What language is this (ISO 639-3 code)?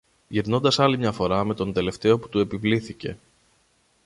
ell